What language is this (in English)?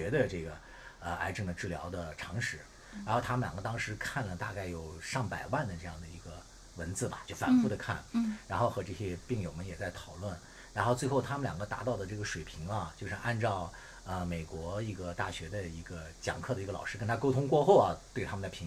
Chinese